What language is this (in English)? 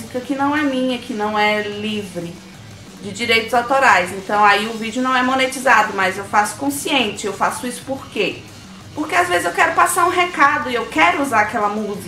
Portuguese